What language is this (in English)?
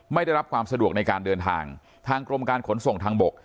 Thai